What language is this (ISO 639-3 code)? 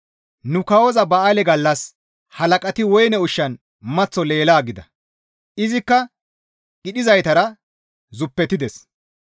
gmv